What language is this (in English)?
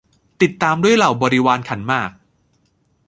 Thai